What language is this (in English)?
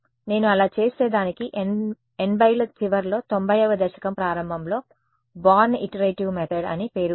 Telugu